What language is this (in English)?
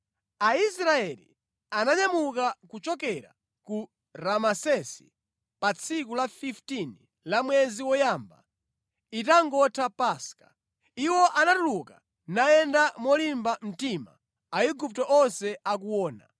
Nyanja